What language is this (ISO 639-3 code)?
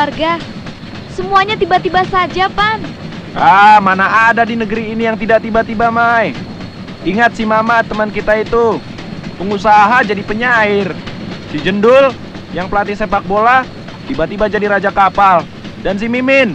ind